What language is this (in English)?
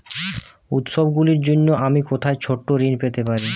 Bangla